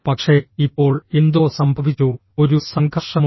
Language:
Malayalam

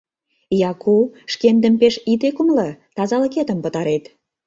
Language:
Mari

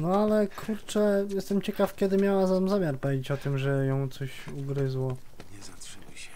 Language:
Polish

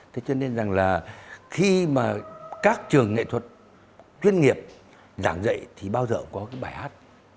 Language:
Vietnamese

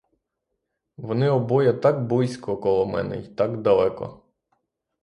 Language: Ukrainian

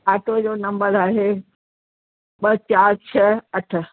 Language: Sindhi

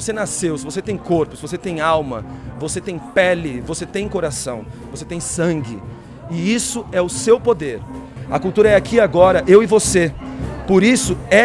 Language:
Portuguese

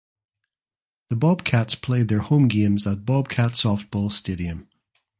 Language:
English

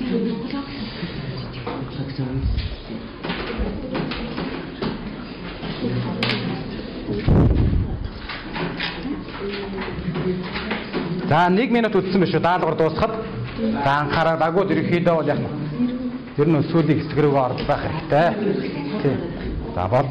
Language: Korean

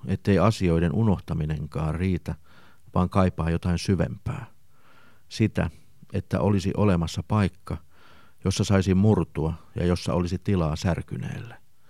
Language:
Finnish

